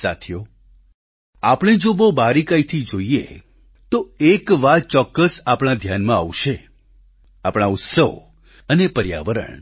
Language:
Gujarati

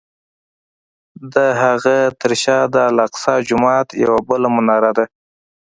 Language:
Pashto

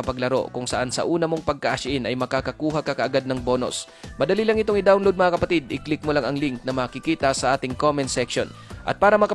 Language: Filipino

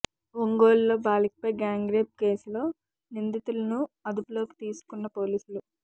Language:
Telugu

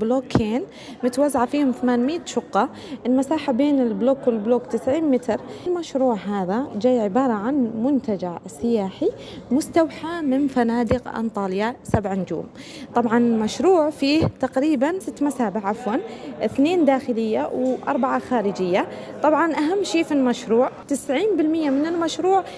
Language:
Arabic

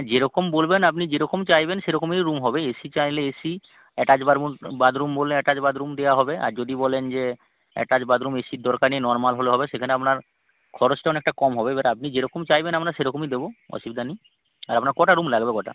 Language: Bangla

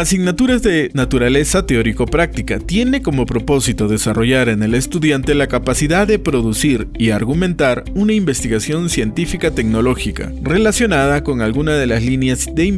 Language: Spanish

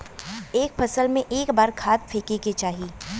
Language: Bhojpuri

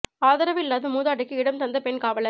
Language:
Tamil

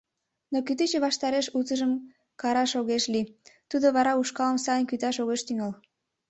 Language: Mari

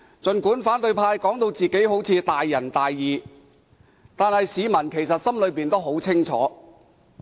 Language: Cantonese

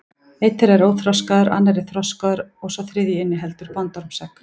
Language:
Icelandic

